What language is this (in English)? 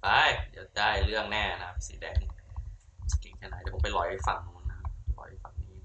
Thai